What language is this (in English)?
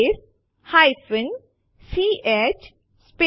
Gujarati